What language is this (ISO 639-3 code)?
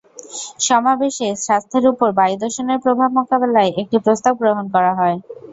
ben